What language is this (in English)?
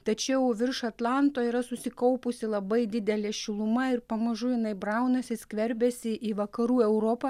Lithuanian